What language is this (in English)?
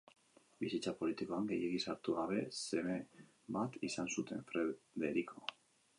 Basque